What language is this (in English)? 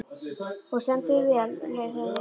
Icelandic